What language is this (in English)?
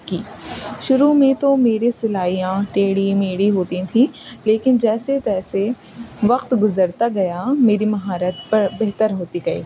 Urdu